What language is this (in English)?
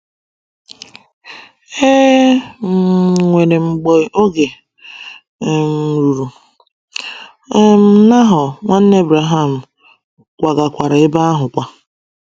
Igbo